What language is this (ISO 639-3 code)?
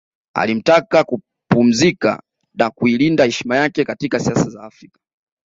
swa